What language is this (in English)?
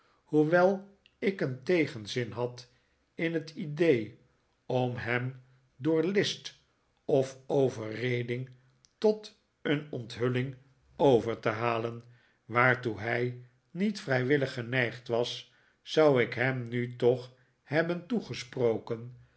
Dutch